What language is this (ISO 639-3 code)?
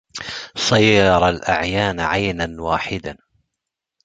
ara